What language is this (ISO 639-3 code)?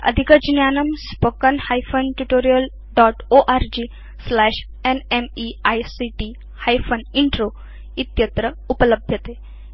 san